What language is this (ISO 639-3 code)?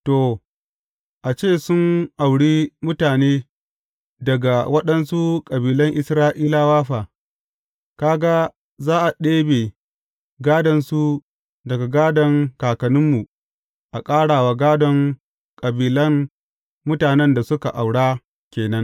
hau